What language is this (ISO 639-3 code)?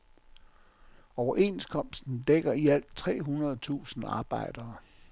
dan